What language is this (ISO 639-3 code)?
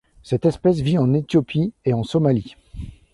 fra